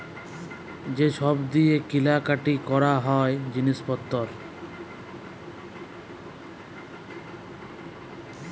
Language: Bangla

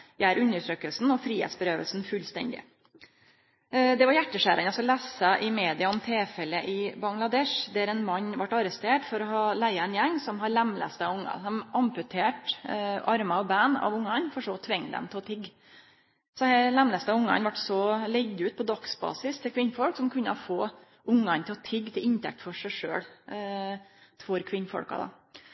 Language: Norwegian Nynorsk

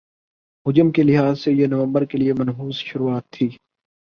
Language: Urdu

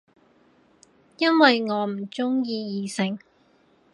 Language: Cantonese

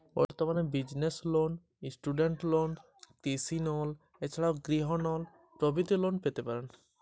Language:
Bangla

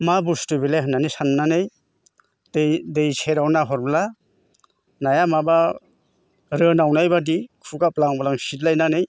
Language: Bodo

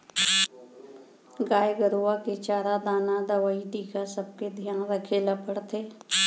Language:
Chhattisgarhi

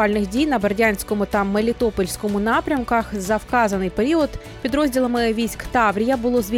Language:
Ukrainian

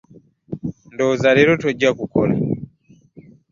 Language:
Ganda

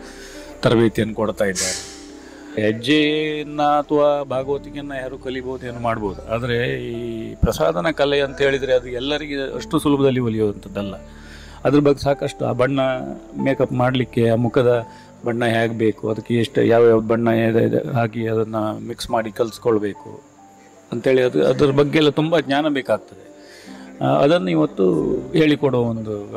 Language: Kannada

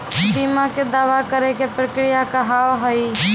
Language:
Maithili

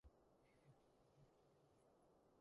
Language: Cantonese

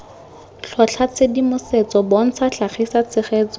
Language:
Tswana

